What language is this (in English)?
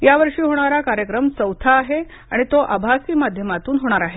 Marathi